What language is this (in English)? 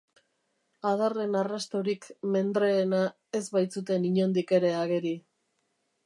Basque